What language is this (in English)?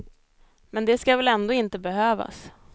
Swedish